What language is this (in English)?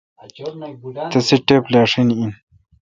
Kalkoti